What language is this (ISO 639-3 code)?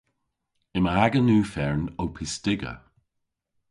cor